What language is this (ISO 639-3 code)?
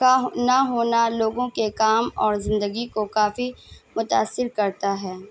urd